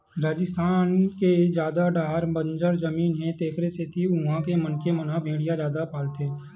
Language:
Chhattisgarhi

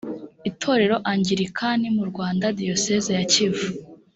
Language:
Kinyarwanda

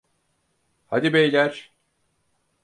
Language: Turkish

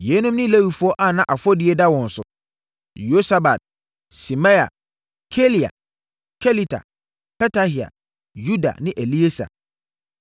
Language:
Akan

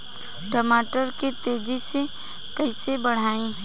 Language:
Bhojpuri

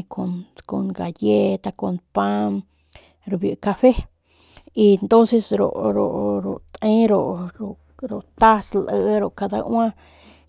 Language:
Northern Pame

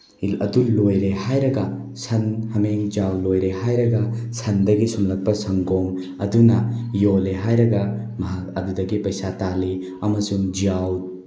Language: Manipuri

